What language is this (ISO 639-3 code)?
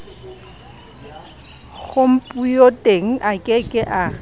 sot